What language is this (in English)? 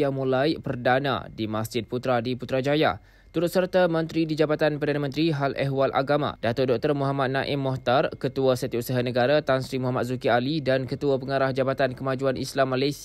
Malay